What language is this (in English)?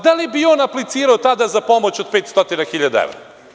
Serbian